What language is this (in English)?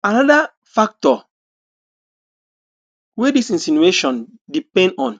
Nigerian Pidgin